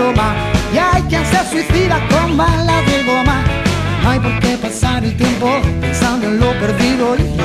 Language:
Italian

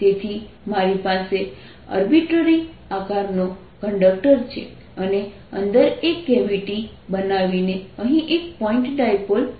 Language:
Gujarati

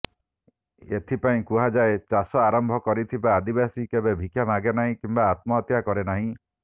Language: Odia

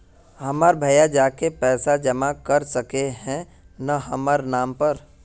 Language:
Magahi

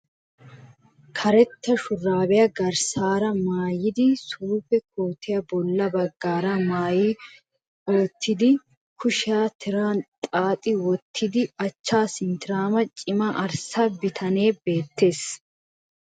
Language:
Wolaytta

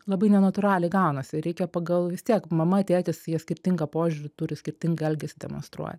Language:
Lithuanian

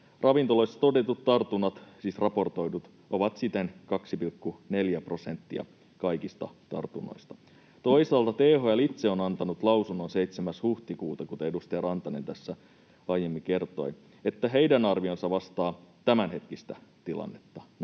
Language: Finnish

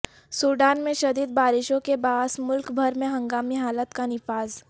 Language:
Urdu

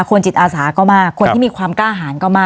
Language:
Thai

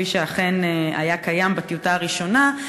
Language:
Hebrew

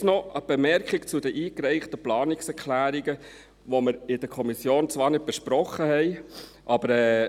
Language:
Swiss German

